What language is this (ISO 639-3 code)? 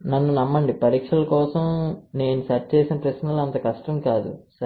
tel